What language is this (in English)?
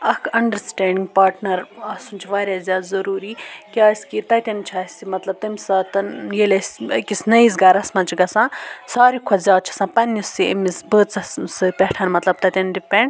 Kashmiri